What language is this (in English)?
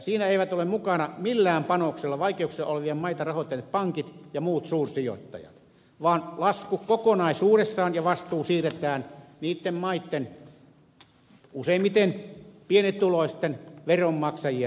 Finnish